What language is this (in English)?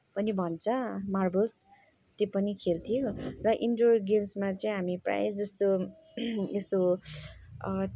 Nepali